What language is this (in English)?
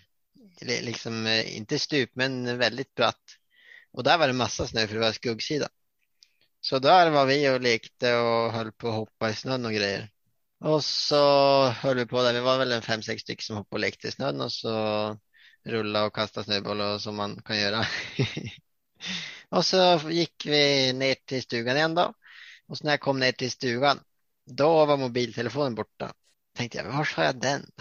Swedish